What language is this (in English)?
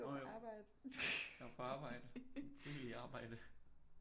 Danish